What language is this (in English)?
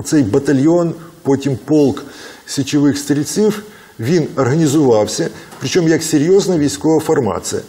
Ukrainian